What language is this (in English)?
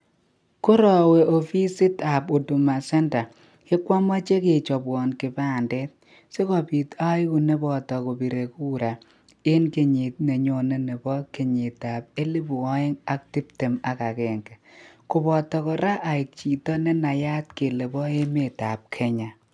Kalenjin